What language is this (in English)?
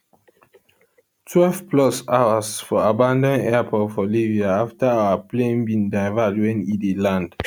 Nigerian Pidgin